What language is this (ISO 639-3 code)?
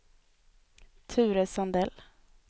swe